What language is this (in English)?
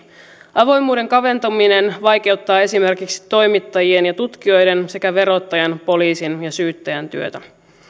Finnish